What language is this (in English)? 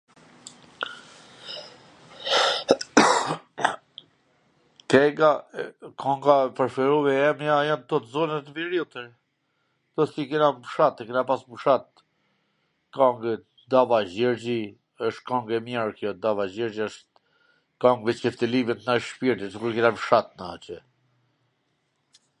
Gheg Albanian